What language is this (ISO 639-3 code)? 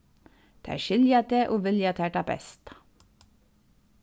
fao